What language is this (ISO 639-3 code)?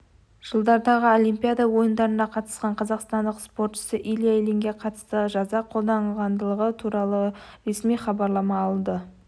kaz